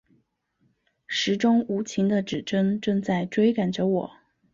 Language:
Chinese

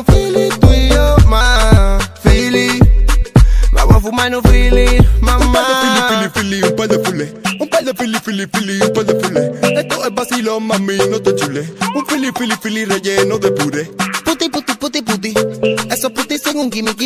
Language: Vietnamese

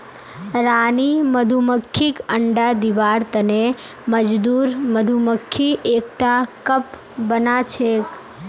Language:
Magahi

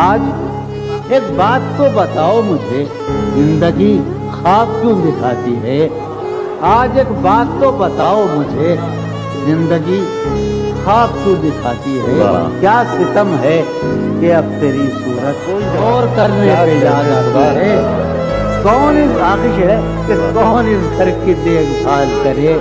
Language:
Urdu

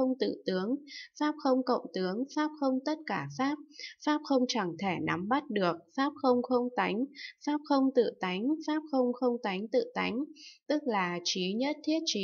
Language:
Vietnamese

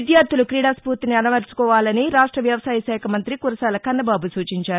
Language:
Telugu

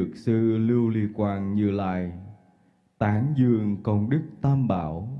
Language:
Vietnamese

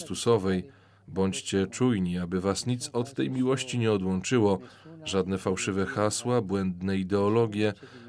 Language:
Polish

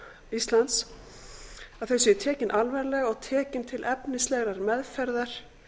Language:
Icelandic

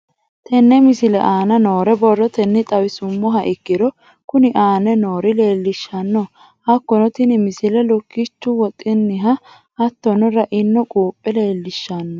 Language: Sidamo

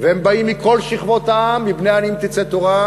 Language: Hebrew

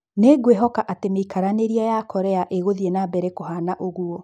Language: Kikuyu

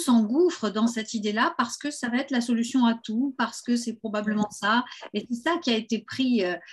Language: French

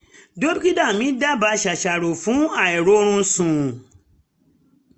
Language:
Yoruba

